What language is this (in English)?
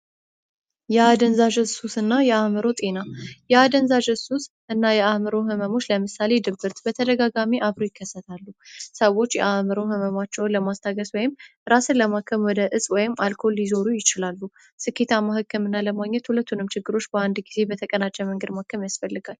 Amharic